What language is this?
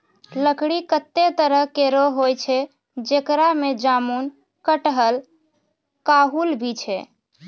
Maithili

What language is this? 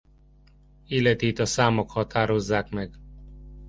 Hungarian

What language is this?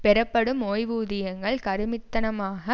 Tamil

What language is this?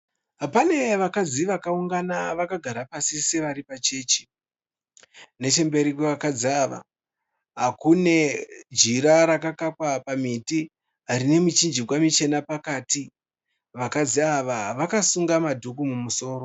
Shona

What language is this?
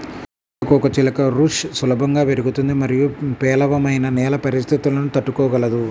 Telugu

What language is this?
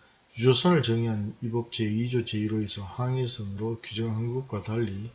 Korean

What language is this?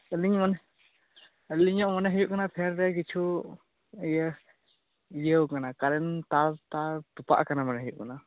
Santali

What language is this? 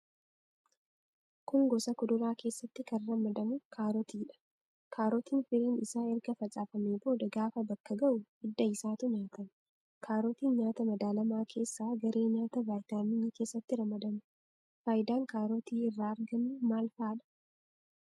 Oromo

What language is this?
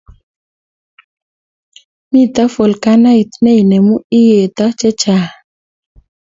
Kalenjin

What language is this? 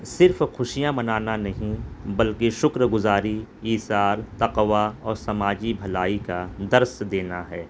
Urdu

